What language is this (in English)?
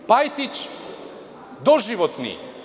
Serbian